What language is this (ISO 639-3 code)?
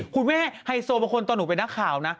tha